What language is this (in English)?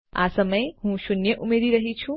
Gujarati